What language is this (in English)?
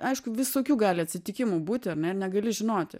Lithuanian